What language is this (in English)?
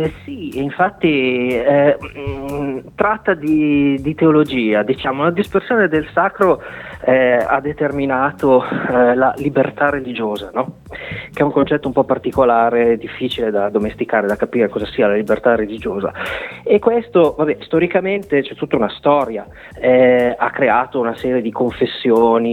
Italian